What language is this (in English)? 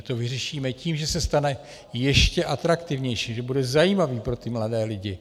Czech